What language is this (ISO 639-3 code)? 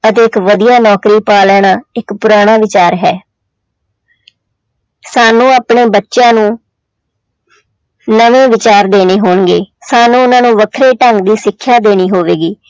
pan